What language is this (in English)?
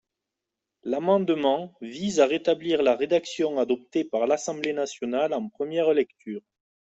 French